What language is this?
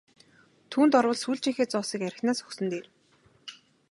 Mongolian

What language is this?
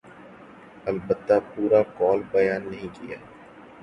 Urdu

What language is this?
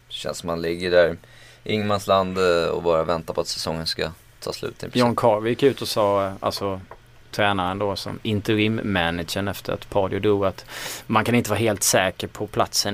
Swedish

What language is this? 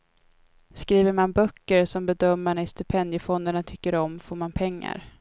Swedish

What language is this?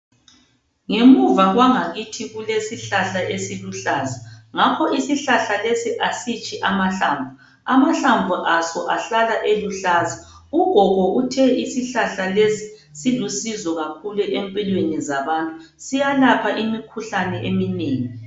North Ndebele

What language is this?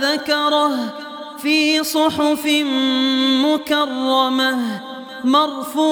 Arabic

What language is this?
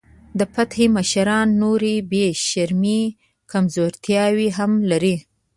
Pashto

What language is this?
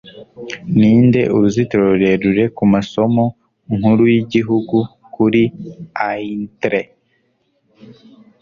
Kinyarwanda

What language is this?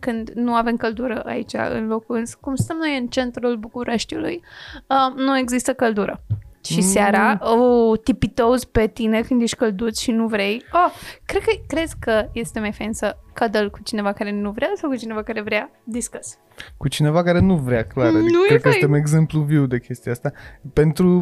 Romanian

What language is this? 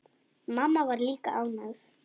Icelandic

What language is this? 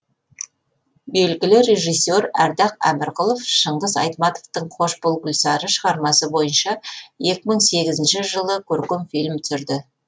Kazakh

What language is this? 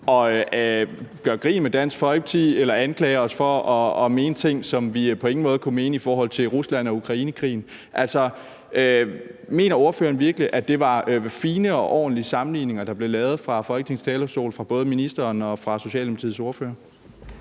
Danish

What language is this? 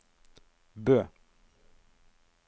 Norwegian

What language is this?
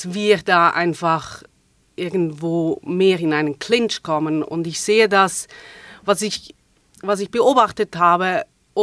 German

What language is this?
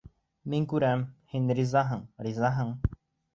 Bashkir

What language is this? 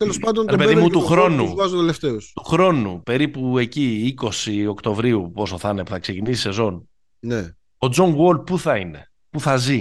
Greek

